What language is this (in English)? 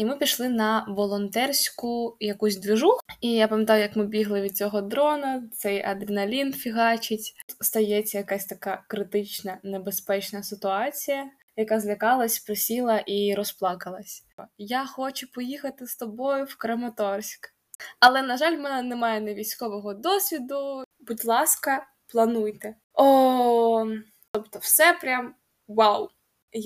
Ukrainian